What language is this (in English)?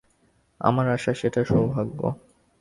Bangla